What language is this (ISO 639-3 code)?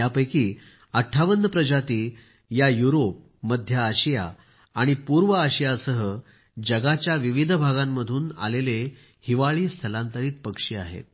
mar